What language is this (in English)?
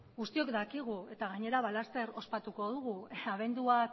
Basque